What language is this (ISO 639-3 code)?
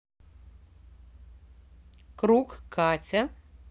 rus